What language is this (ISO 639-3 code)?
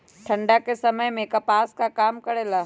mag